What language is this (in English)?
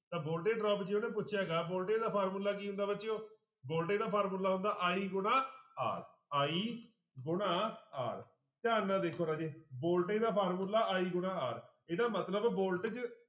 Punjabi